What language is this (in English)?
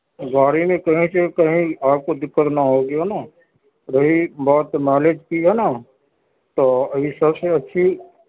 Urdu